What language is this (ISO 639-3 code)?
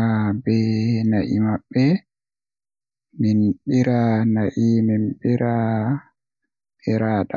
fuh